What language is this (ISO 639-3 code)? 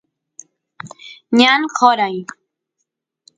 qus